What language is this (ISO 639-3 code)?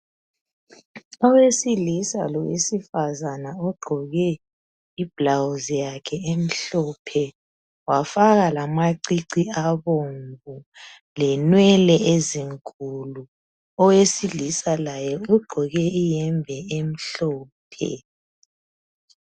nde